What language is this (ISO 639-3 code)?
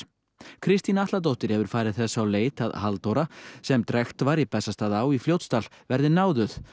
isl